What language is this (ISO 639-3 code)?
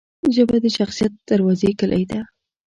pus